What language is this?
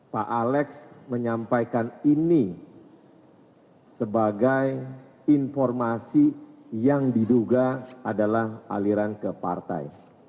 Indonesian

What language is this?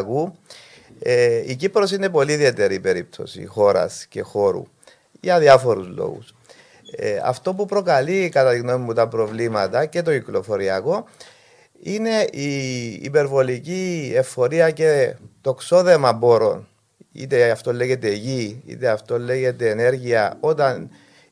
Greek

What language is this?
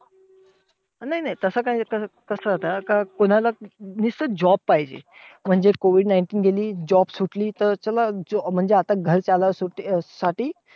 Marathi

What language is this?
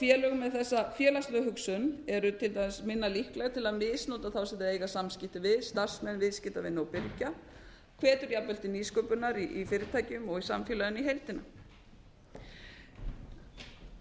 Icelandic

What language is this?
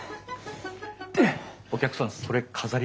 Japanese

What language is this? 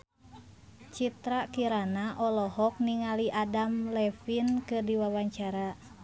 Sundanese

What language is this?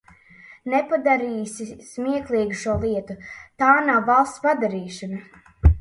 Latvian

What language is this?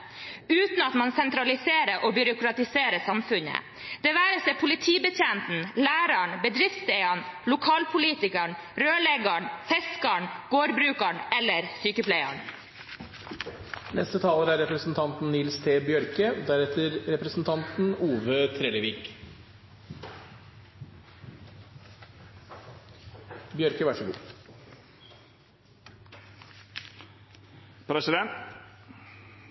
Norwegian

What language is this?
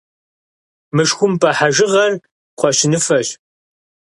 Kabardian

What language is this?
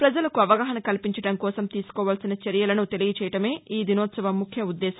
Telugu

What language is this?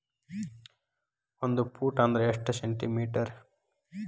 Kannada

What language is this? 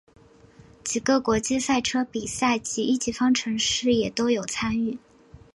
Chinese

